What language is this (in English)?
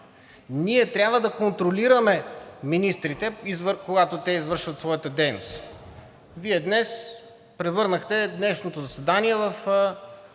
Bulgarian